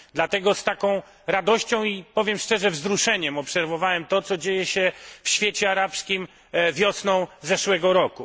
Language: Polish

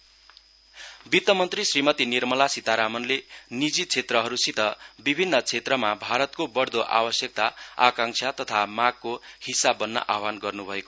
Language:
Nepali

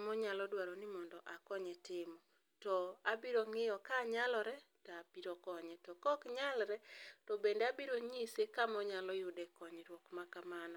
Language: Luo (Kenya and Tanzania)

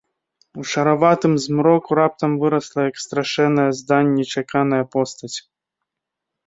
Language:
Belarusian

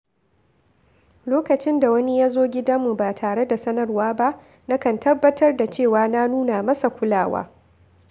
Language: Hausa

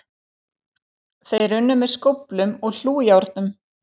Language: Icelandic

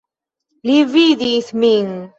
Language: Esperanto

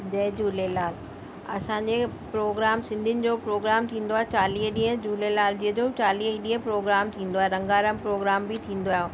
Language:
Sindhi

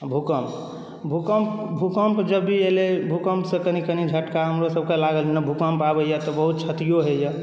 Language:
Maithili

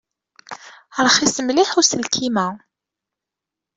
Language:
Kabyle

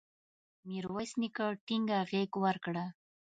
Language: Pashto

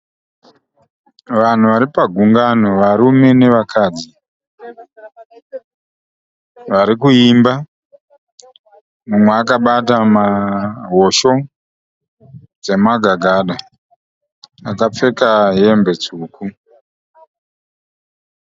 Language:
Shona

